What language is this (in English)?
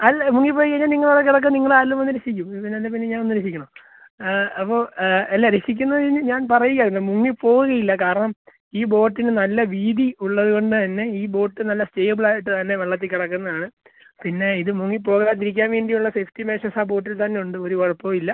Malayalam